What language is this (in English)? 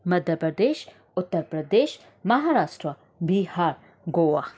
Sindhi